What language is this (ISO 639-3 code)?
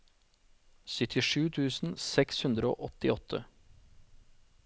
nor